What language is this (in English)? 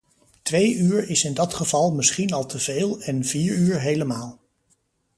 Dutch